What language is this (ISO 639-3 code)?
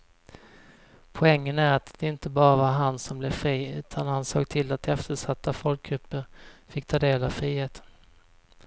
swe